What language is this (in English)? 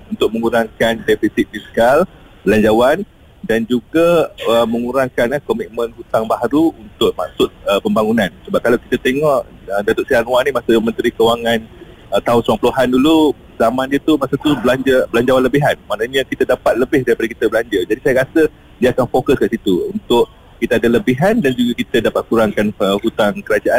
Malay